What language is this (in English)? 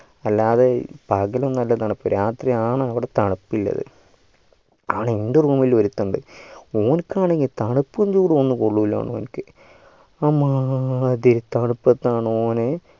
Malayalam